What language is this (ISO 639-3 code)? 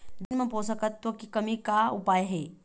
hne